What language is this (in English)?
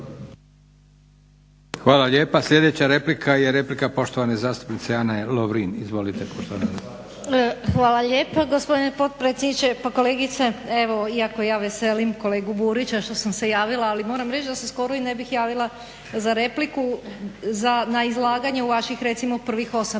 Croatian